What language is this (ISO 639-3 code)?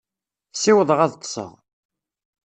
kab